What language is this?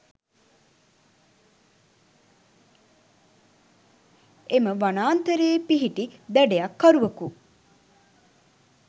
Sinhala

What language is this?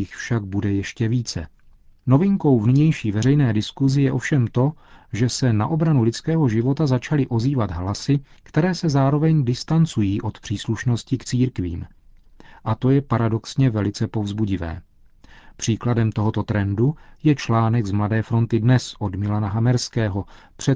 Czech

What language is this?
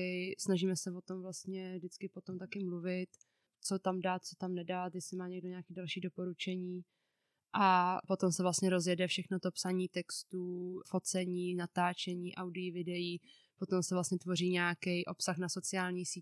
Czech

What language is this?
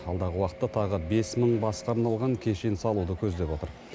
Kazakh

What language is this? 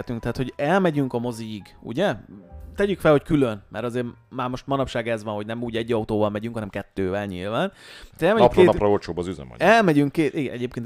Hungarian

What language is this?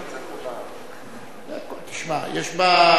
Hebrew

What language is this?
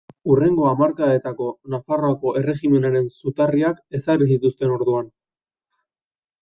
Basque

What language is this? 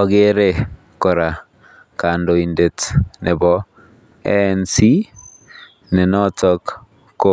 Kalenjin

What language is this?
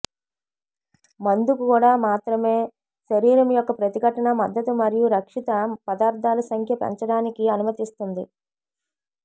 Telugu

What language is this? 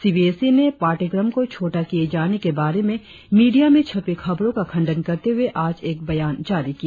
Hindi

